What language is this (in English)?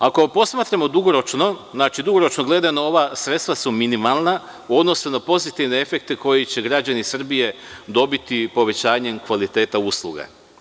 Serbian